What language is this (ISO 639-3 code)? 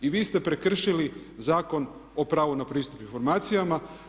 hrv